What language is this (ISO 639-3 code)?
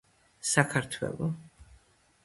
kat